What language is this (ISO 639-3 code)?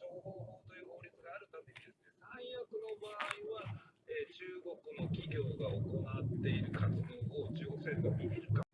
jpn